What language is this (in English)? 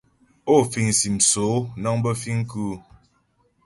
Ghomala